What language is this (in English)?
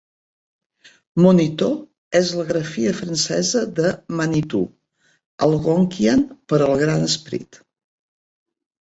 Catalan